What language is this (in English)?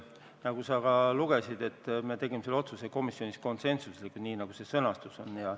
Estonian